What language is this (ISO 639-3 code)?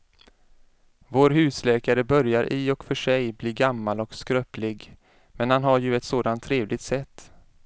swe